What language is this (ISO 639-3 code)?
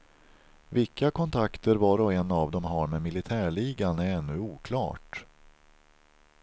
swe